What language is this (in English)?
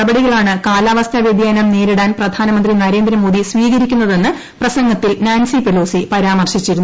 Malayalam